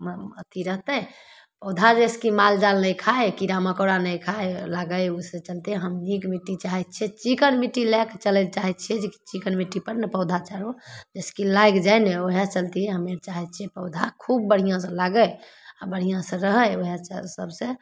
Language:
Maithili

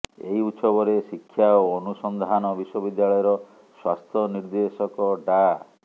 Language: Odia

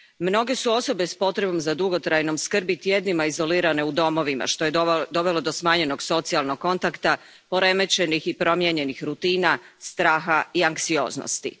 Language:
Croatian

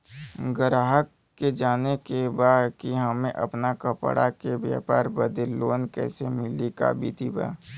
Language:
Bhojpuri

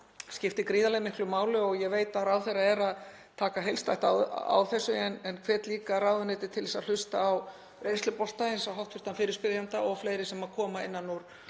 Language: Icelandic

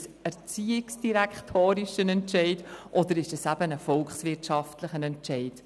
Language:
Swiss German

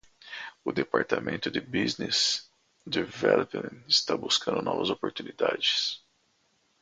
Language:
Portuguese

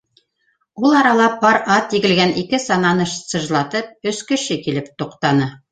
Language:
Bashkir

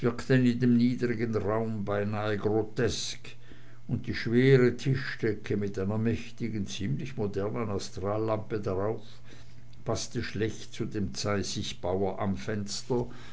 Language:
German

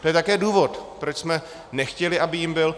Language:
Czech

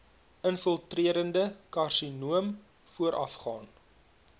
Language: Afrikaans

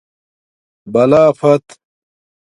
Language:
Domaaki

